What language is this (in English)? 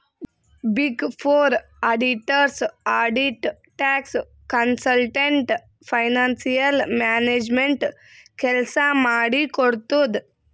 Kannada